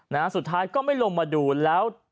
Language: Thai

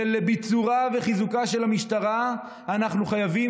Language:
Hebrew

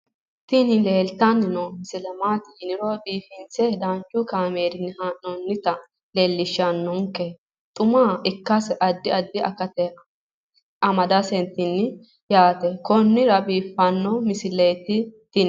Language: Sidamo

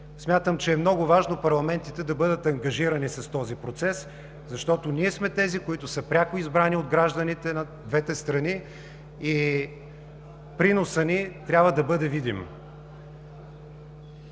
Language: Bulgarian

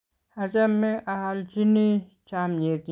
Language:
Kalenjin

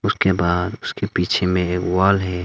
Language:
Hindi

